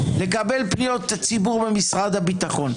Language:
Hebrew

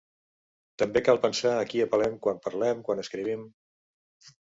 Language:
Catalan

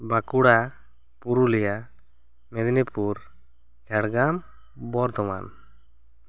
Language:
Santali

